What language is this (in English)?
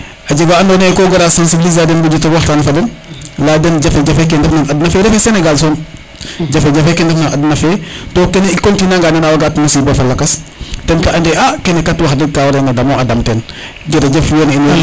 Serer